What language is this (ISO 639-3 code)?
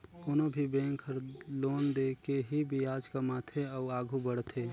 hne